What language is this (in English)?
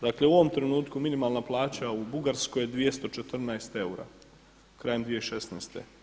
Croatian